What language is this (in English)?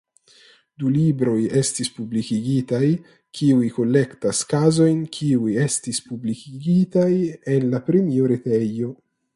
Esperanto